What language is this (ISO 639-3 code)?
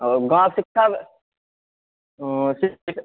mai